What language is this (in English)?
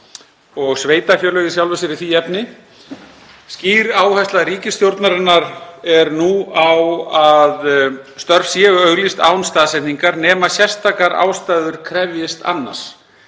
Icelandic